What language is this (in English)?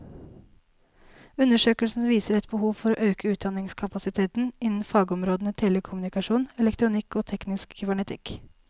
Norwegian